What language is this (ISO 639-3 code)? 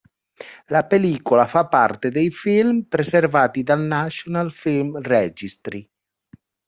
ita